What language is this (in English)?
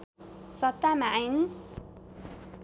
Nepali